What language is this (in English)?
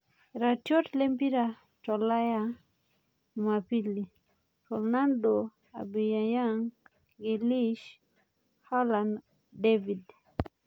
Masai